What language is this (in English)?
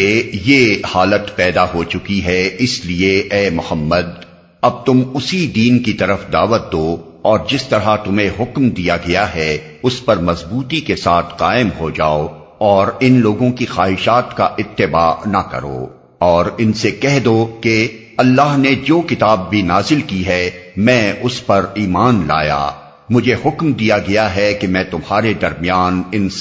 Urdu